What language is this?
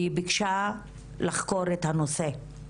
Hebrew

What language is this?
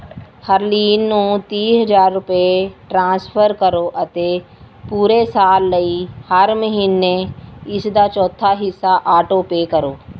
Punjabi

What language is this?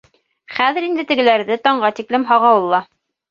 Bashkir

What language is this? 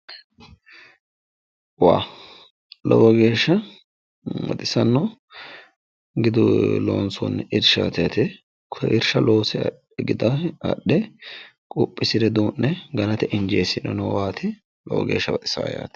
Sidamo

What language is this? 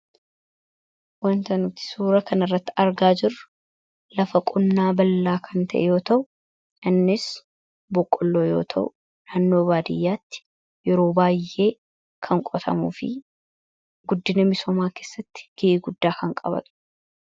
Oromo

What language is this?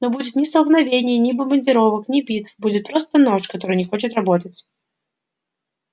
Russian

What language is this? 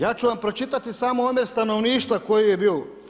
Croatian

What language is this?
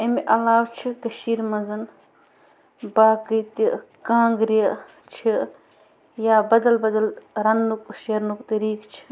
Kashmiri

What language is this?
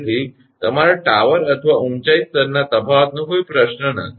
Gujarati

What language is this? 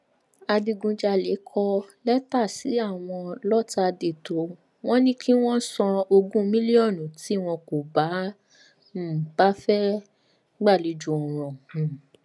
Yoruba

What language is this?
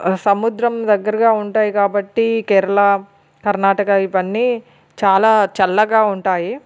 Telugu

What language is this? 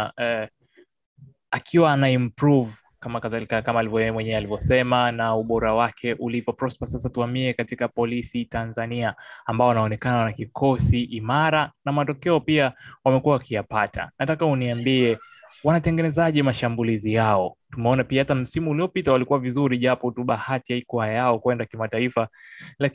Swahili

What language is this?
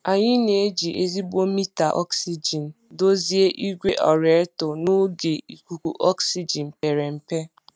Igbo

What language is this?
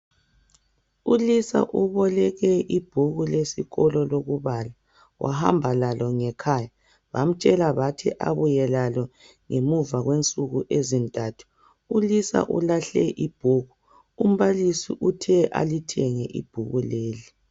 North Ndebele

